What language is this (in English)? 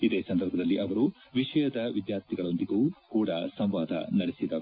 Kannada